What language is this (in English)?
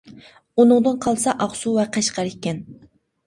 Uyghur